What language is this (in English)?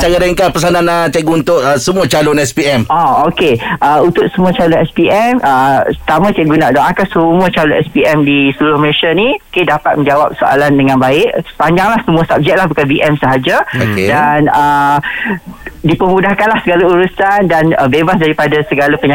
Malay